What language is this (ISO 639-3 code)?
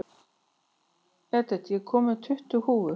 isl